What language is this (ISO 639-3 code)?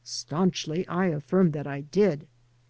eng